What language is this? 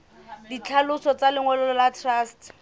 Southern Sotho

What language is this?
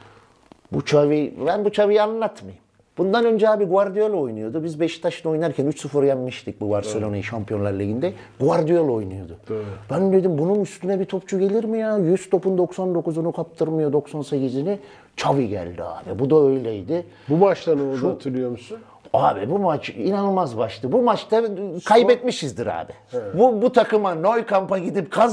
Turkish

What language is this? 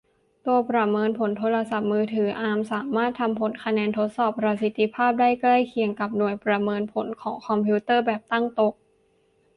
Thai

